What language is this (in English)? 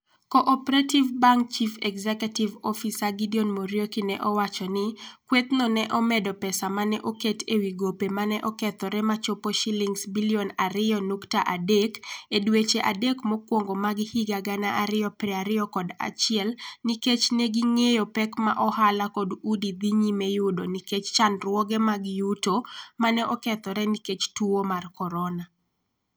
Luo (Kenya and Tanzania)